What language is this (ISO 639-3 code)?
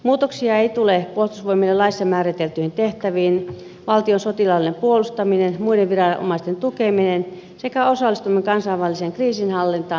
fin